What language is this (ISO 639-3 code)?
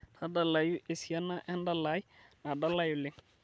mas